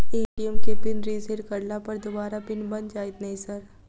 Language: Maithili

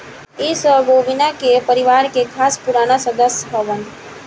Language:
Bhojpuri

